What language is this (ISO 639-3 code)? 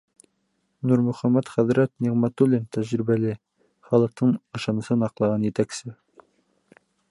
bak